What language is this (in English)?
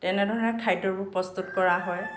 Assamese